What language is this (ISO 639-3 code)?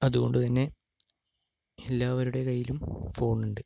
mal